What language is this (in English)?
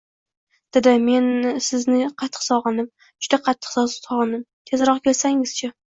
Uzbek